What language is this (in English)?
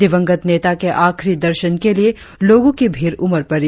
Hindi